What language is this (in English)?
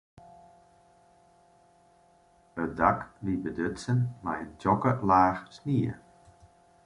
Western Frisian